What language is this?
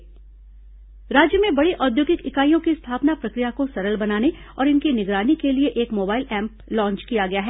Hindi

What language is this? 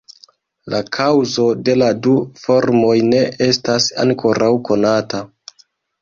Esperanto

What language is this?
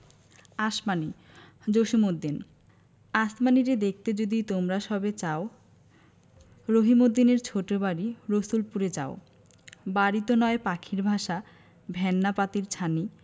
Bangla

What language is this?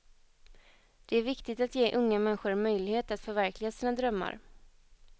Swedish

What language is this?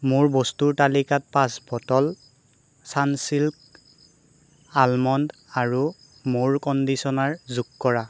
Assamese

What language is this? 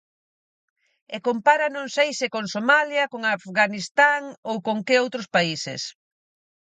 Galician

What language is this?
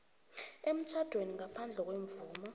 South Ndebele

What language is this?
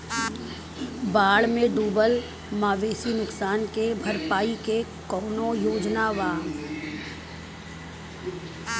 Bhojpuri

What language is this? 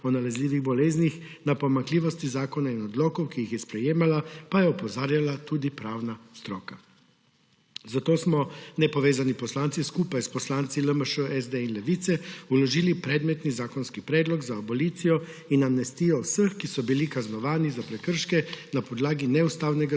Slovenian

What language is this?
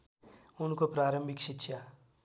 Nepali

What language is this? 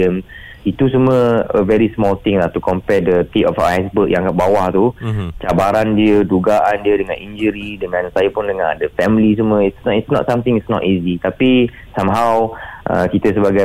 Malay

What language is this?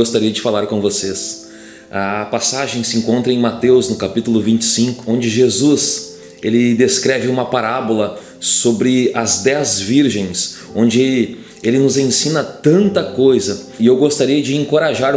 Portuguese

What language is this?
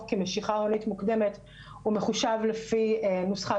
Hebrew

